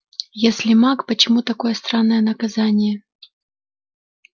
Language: Russian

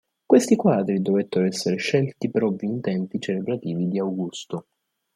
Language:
Italian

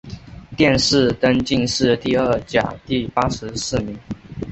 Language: Chinese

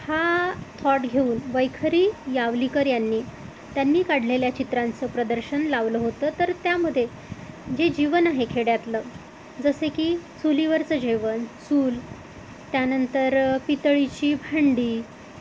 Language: Marathi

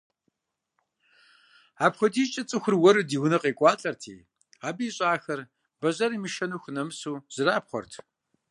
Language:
Kabardian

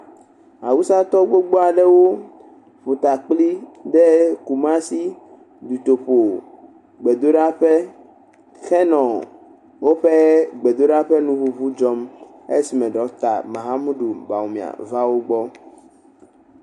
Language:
Ewe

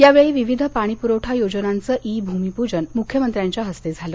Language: Marathi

